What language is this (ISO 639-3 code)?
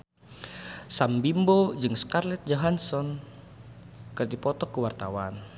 sun